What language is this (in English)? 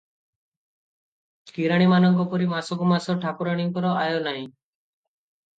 Odia